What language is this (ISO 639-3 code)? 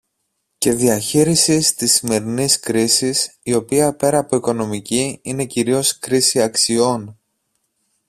ell